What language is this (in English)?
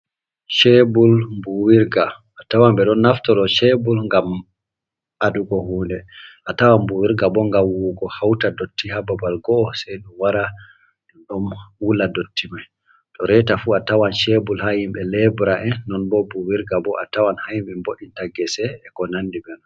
Fula